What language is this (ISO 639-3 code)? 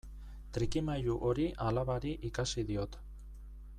eus